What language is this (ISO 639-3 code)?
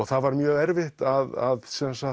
isl